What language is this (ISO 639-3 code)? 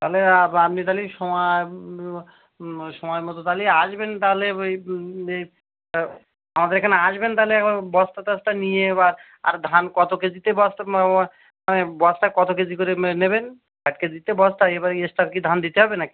ben